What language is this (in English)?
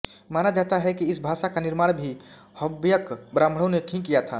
Hindi